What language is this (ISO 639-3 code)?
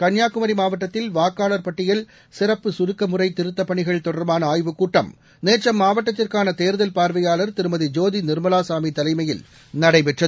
tam